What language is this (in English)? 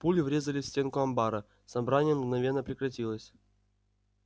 Russian